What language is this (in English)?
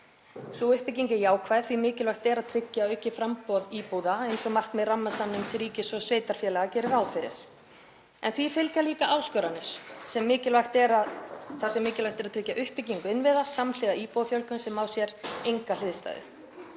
Icelandic